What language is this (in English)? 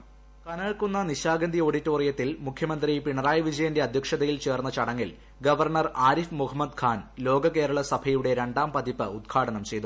Malayalam